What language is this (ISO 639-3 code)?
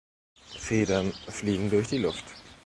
deu